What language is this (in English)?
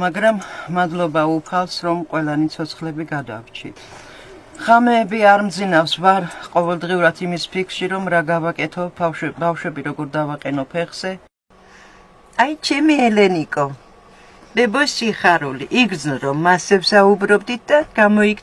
Dutch